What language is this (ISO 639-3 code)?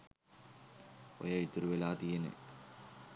sin